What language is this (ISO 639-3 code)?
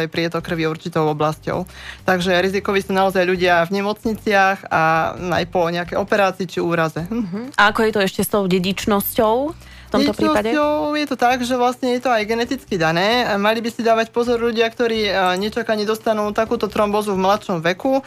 slk